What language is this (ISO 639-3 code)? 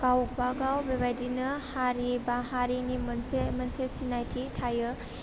brx